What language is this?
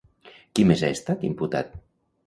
Catalan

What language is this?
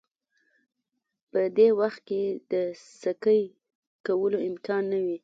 Pashto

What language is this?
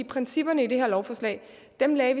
Danish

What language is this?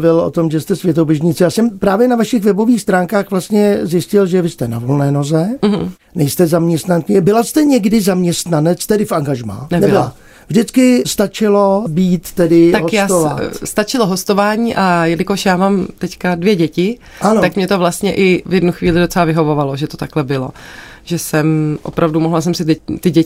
Czech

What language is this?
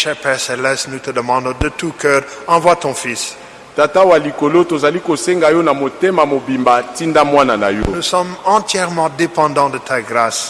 French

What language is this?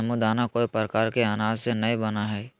Magahi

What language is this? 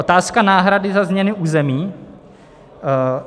Czech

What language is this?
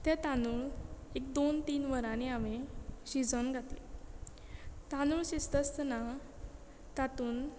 Konkani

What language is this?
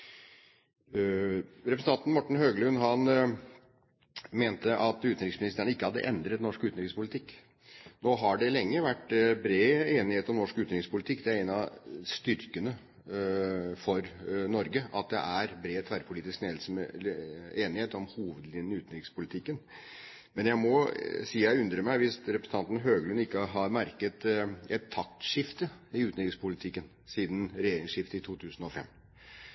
Norwegian Bokmål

